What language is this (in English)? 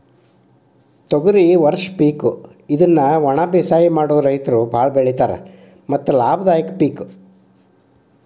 Kannada